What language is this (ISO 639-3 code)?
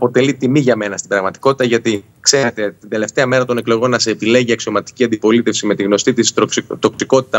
ell